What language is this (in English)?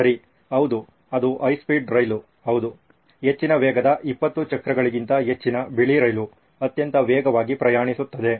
Kannada